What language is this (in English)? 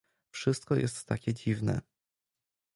Polish